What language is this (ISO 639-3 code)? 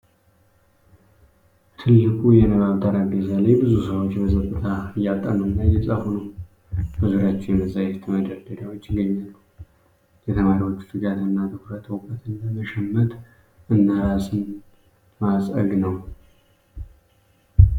amh